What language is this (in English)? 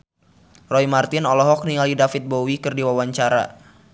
Sundanese